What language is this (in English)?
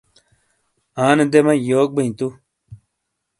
Shina